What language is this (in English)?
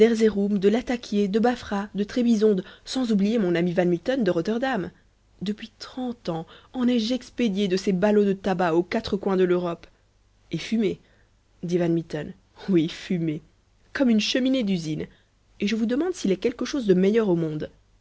French